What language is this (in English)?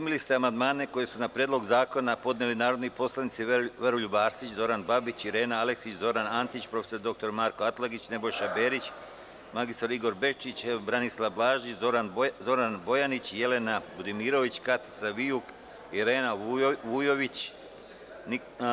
Serbian